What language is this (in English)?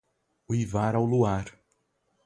Portuguese